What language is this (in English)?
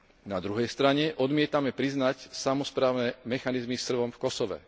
Slovak